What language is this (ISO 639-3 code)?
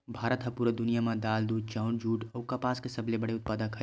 hne